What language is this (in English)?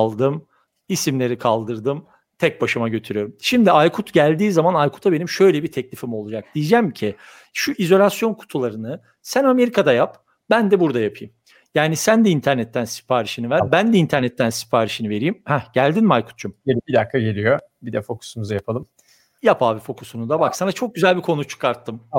Turkish